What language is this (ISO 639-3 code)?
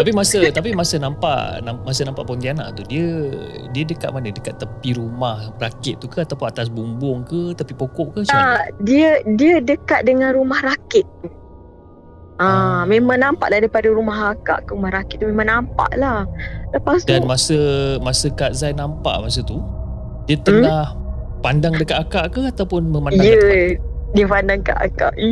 msa